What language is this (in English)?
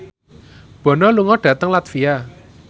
Javanese